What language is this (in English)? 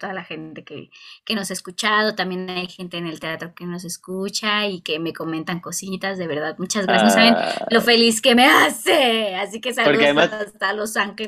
Spanish